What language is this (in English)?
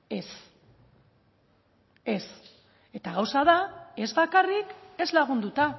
Basque